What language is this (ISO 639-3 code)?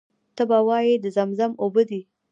pus